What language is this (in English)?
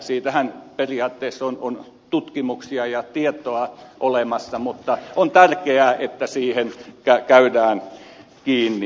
Finnish